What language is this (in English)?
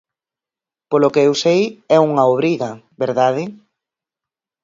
Galician